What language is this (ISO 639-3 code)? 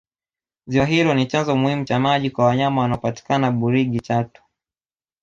swa